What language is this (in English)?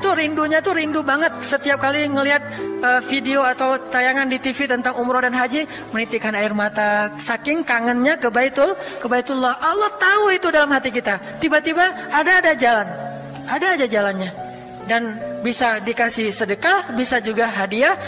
Indonesian